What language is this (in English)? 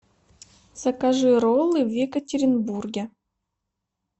Russian